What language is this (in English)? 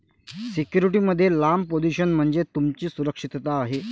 Marathi